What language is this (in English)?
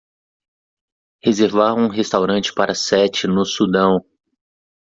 Portuguese